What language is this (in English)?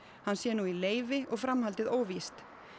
Icelandic